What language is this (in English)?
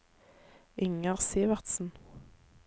Norwegian